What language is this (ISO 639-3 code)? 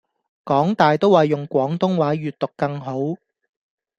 yue